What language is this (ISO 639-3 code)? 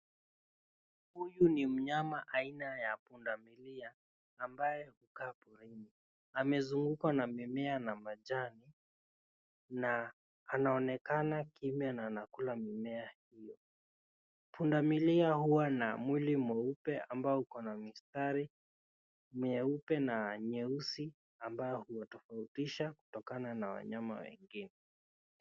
swa